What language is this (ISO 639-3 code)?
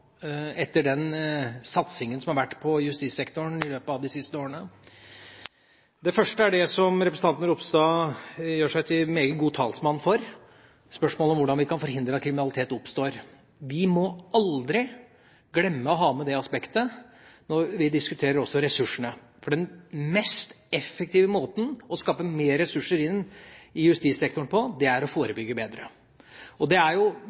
nob